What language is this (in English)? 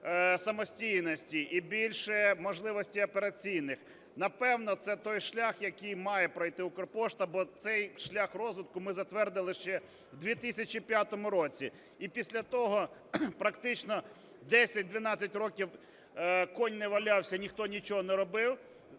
Ukrainian